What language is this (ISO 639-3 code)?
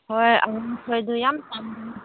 mni